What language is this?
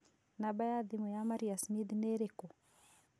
Kikuyu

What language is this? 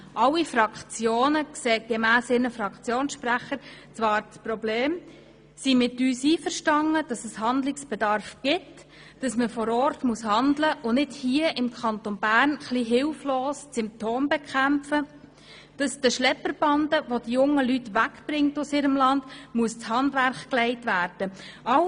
Swiss German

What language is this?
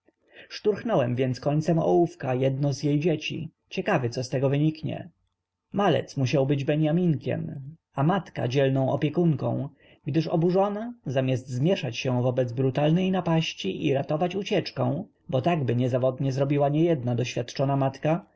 Polish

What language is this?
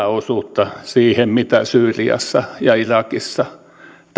Finnish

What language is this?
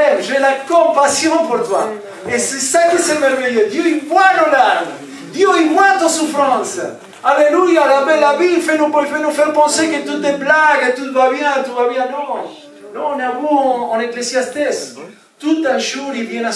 French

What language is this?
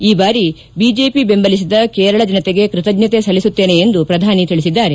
Kannada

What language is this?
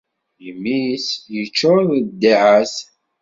Kabyle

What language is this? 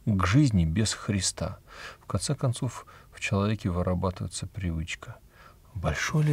Russian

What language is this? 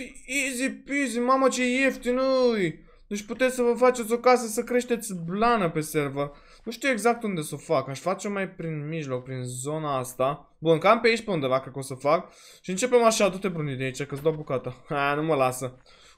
Romanian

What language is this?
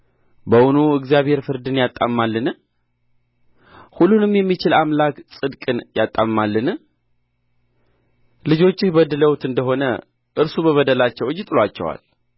Amharic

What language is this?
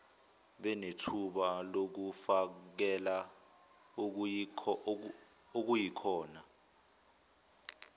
Zulu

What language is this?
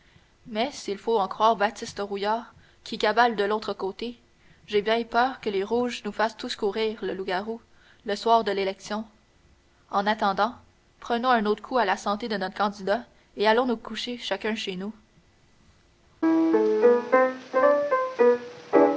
French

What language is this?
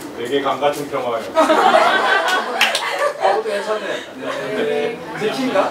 Korean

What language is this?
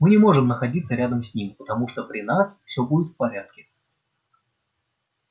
Russian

